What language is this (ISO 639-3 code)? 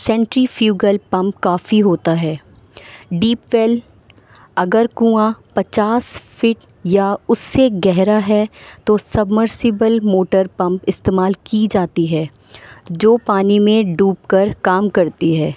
urd